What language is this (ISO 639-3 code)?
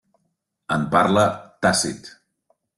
cat